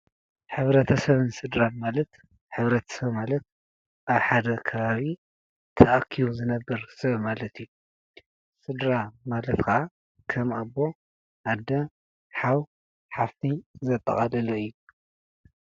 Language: Tigrinya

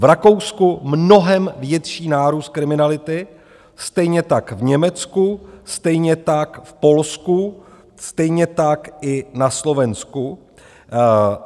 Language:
Czech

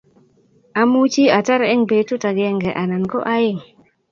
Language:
Kalenjin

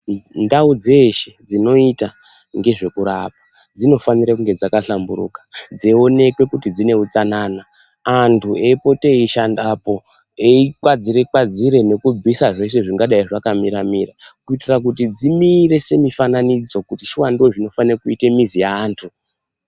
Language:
Ndau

